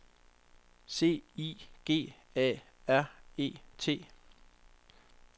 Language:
Danish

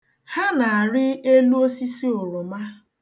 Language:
Igbo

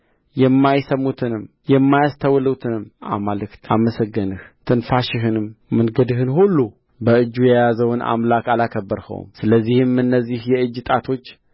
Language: Amharic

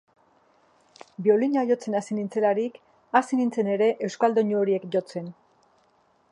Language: Basque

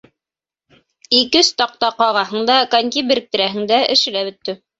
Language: Bashkir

